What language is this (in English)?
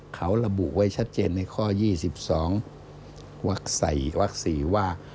Thai